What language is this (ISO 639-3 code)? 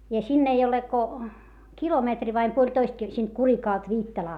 fin